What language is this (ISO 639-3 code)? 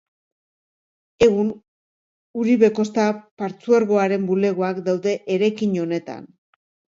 eus